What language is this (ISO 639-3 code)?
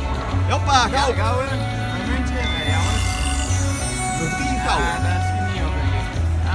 nld